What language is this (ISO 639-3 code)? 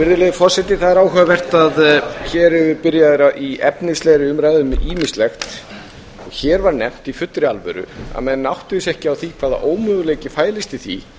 isl